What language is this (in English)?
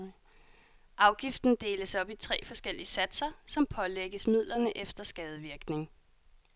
Danish